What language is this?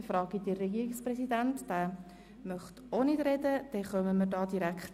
Swiss German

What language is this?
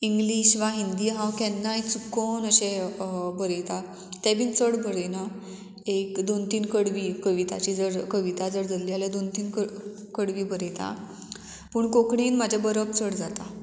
Konkani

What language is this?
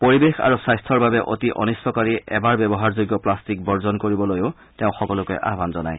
Assamese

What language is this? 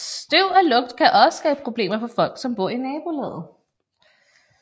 Danish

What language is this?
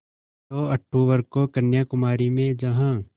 Hindi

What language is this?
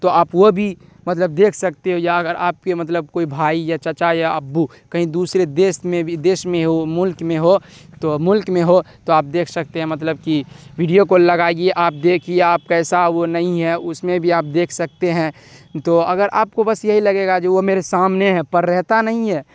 Urdu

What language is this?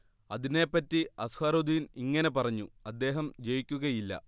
Malayalam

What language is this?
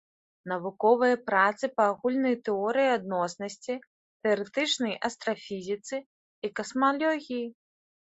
Belarusian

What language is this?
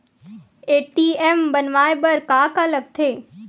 Chhattisgarhi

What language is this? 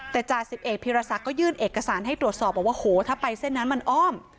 Thai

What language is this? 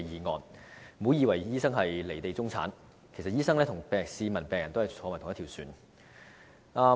Cantonese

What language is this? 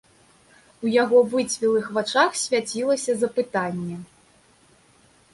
Belarusian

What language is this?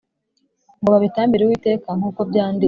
Kinyarwanda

